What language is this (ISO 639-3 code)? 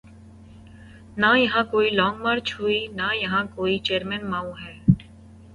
urd